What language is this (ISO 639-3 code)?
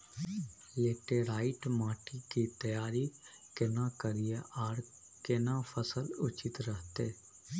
mai